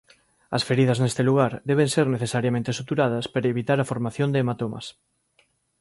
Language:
Galician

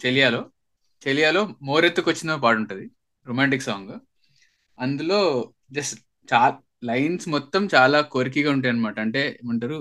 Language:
Telugu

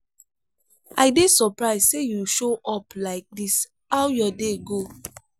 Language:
Nigerian Pidgin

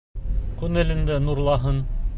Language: Bashkir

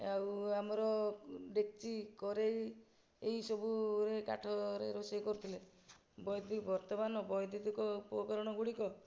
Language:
Odia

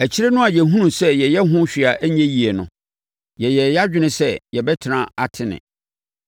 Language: Akan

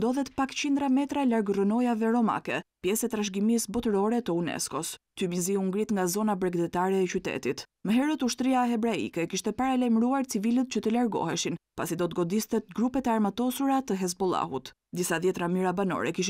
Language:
Romanian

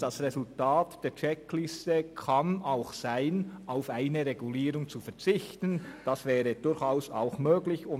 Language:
Swiss German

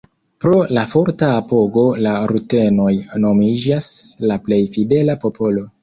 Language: Esperanto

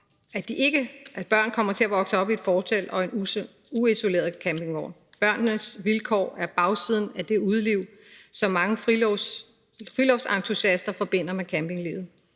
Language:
Danish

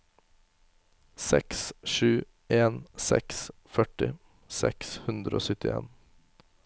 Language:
Norwegian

